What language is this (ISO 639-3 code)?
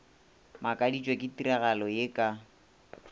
nso